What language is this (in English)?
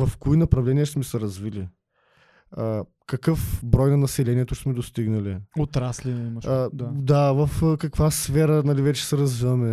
Bulgarian